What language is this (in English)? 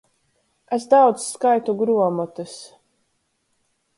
Latgalian